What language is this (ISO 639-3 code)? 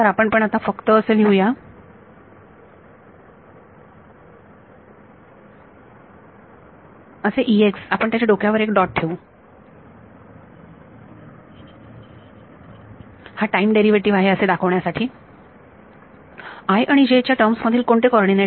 mar